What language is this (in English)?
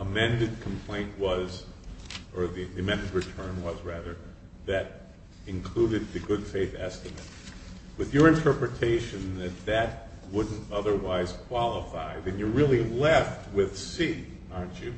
English